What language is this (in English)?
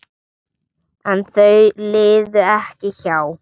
Icelandic